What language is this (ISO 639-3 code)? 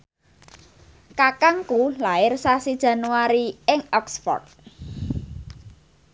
jav